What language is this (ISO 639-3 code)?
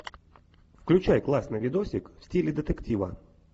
rus